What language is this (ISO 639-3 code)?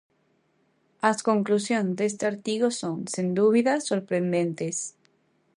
glg